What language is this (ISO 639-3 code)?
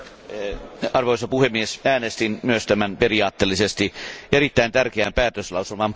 fin